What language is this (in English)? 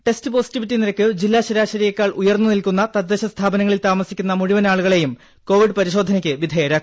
Malayalam